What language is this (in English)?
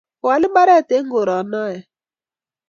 Kalenjin